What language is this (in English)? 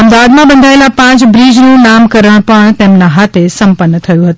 Gujarati